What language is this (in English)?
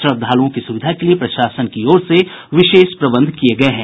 Hindi